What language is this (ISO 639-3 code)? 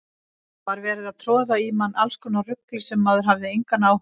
isl